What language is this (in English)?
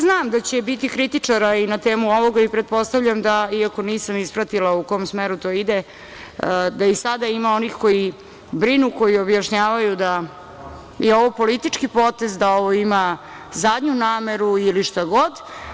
Serbian